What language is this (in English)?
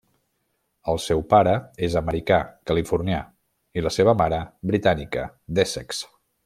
Catalan